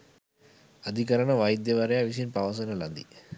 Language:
Sinhala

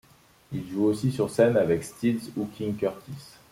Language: French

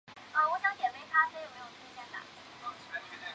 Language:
Chinese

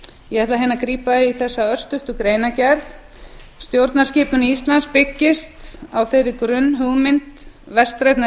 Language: Icelandic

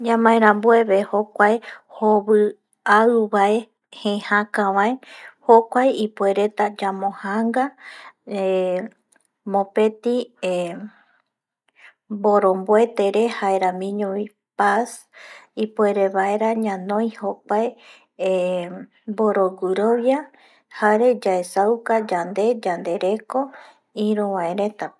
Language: Eastern Bolivian Guaraní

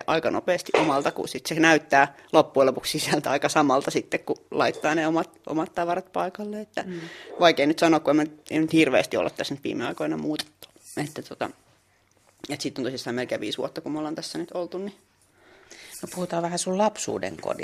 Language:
Finnish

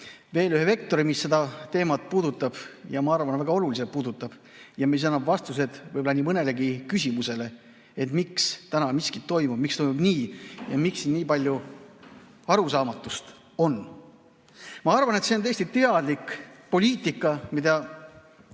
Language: Estonian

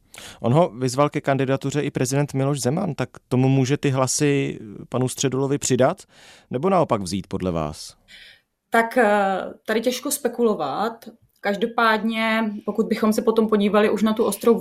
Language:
Czech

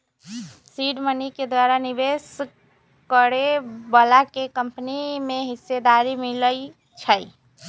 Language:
Magahi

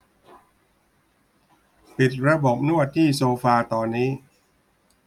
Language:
Thai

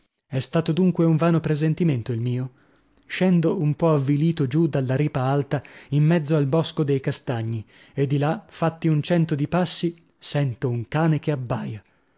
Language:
Italian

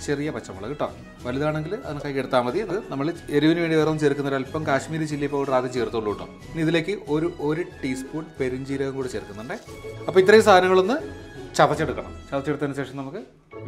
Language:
Arabic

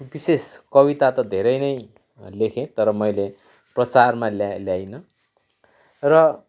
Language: Nepali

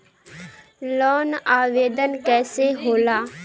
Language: Bhojpuri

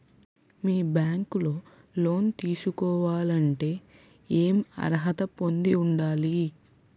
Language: Telugu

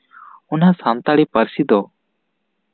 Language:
Santali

